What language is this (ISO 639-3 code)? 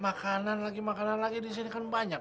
ind